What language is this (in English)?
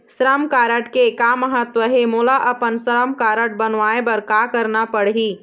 Chhattisgarhi